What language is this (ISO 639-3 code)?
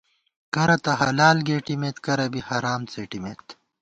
gwt